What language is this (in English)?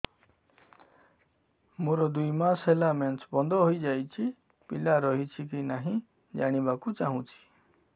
Odia